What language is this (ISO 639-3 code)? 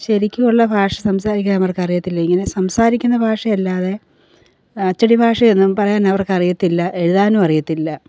mal